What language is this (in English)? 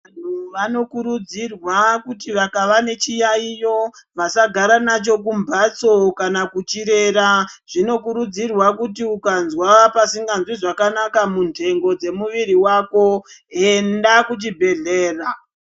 Ndau